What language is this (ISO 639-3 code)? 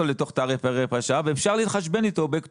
heb